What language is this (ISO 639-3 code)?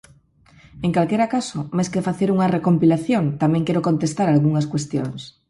glg